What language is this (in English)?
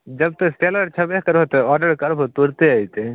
Maithili